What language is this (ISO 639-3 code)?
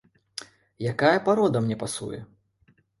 bel